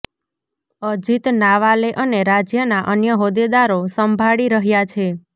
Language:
Gujarati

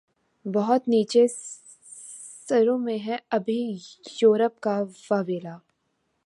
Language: Urdu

